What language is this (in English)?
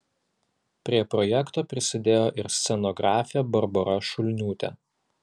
Lithuanian